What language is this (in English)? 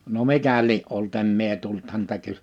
Finnish